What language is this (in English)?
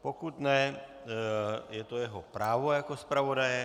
Czech